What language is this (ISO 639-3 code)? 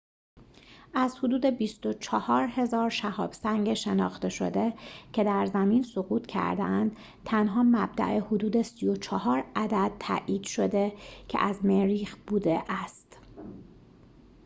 fas